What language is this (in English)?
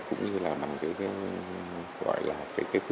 Vietnamese